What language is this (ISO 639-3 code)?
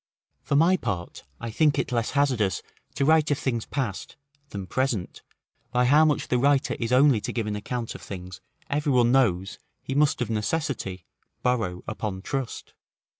eng